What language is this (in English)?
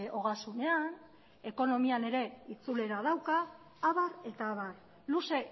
Basque